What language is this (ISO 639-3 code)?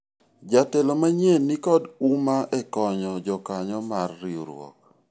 luo